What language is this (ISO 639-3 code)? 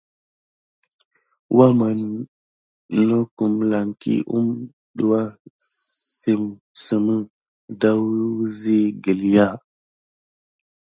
gid